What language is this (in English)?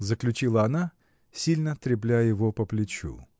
Russian